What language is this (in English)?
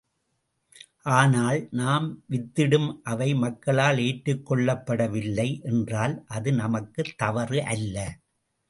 Tamil